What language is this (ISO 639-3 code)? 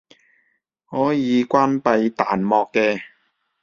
yue